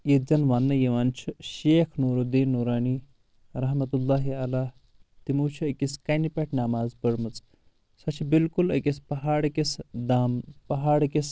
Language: Kashmiri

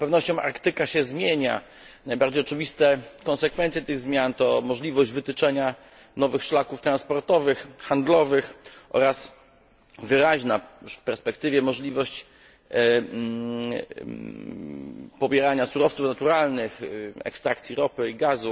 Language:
Polish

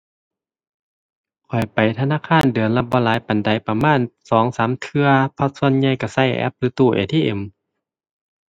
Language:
Thai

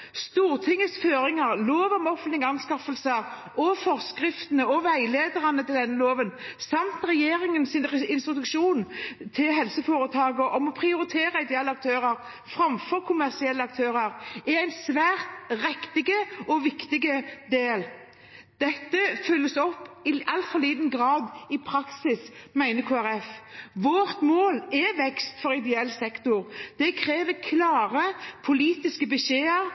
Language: Norwegian Bokmål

